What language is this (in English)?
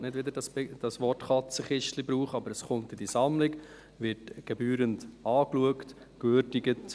Swiss German